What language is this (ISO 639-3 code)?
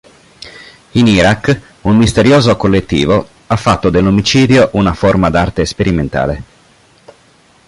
ita